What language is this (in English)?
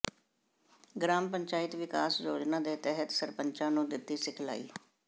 Punjabi